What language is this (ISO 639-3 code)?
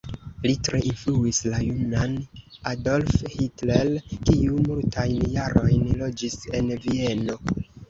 epo